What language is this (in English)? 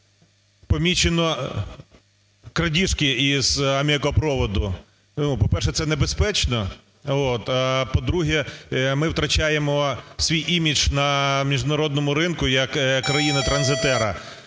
Ukrainian